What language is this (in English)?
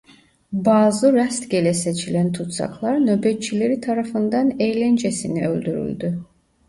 Turkish